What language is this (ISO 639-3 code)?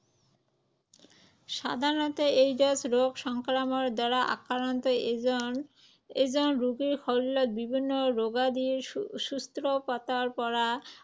asm